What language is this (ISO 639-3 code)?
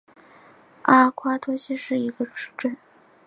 zho